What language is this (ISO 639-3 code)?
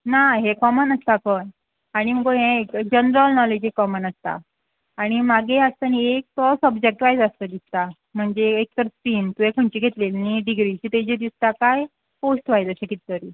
kok